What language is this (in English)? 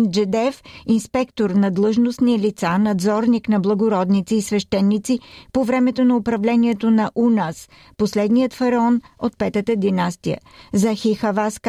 Bulgarian